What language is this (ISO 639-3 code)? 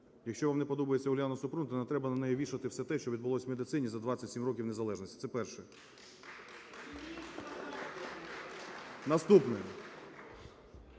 ukr